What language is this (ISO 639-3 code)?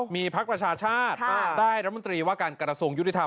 tha